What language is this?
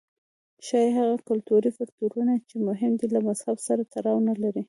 Pashto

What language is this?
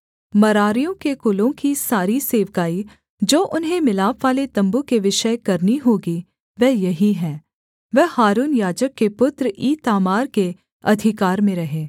Hindi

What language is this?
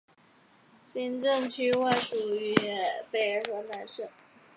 Chinese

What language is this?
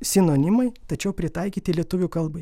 Lithuanian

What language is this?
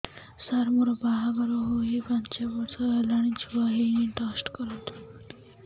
Odia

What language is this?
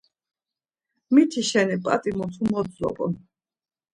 Laz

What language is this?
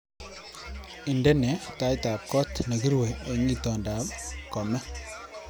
Kalenjin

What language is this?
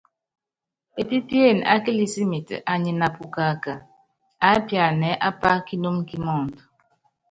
Yangben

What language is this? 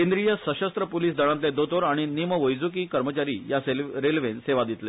Konkani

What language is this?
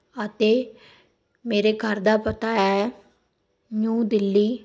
Punjabi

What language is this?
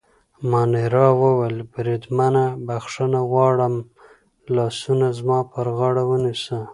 Pashto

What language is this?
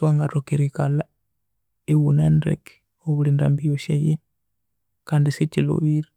Konzo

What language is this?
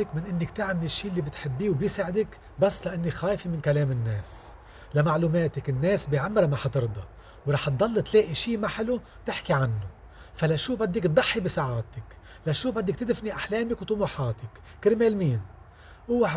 Arabic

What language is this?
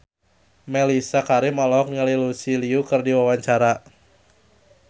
Sundanese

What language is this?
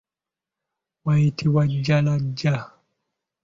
Ganda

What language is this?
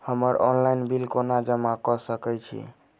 Maithili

